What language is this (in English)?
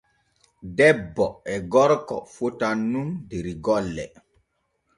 Borgu Fulfulde